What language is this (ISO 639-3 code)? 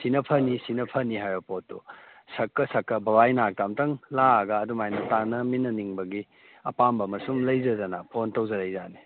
mni